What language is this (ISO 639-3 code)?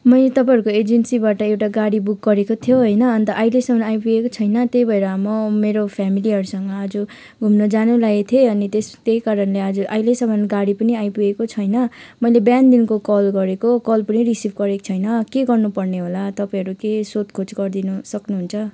nep